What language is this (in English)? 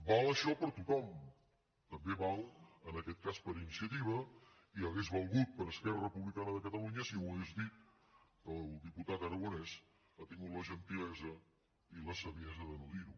Catalan